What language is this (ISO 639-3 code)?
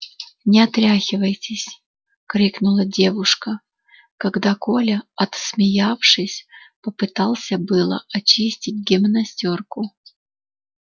rus